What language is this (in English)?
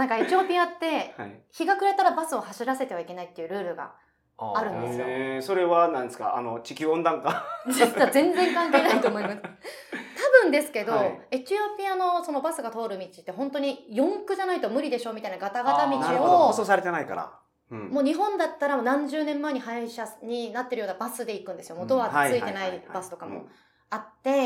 Japanese